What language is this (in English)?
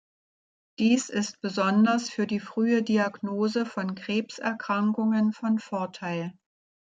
German